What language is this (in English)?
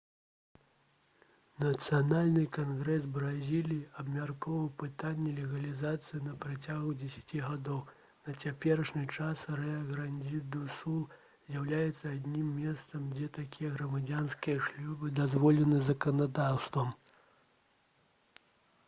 Belarusian